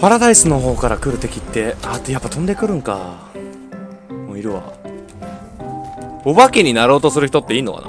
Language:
Japanese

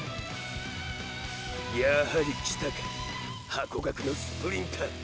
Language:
Japanese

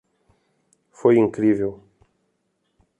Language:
Portuguese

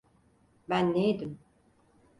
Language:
Turkish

